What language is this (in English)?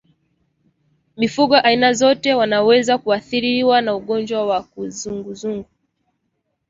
Swahili